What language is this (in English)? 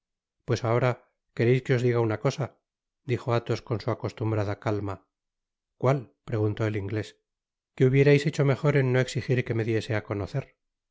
Spanish